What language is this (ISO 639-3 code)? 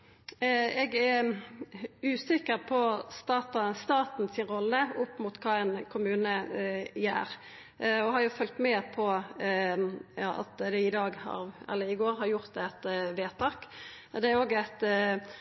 nno